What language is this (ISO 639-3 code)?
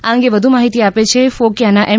guj